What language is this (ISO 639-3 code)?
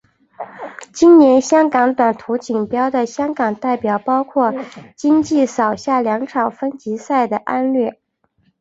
zho